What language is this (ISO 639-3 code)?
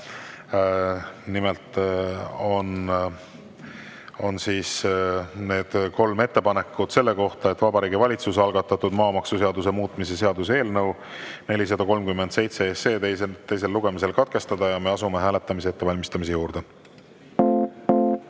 est